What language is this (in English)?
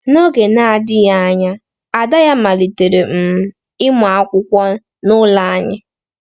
Igbo